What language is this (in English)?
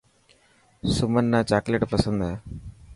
Dhatki